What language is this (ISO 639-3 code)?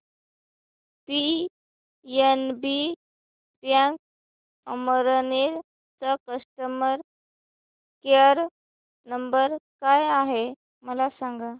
mar